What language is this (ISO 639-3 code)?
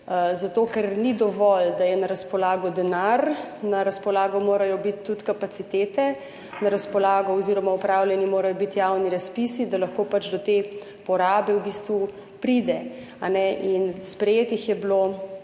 slv